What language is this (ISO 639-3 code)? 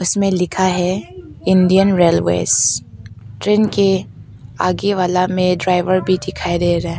hin